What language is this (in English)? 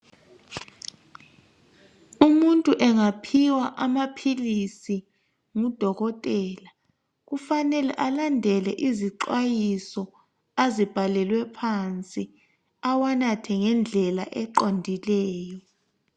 North Ndebele